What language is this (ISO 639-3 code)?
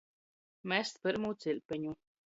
ltg